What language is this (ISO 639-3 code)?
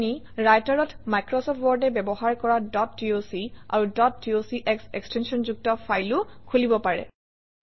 asm